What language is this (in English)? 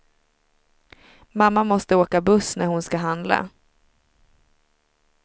Swedish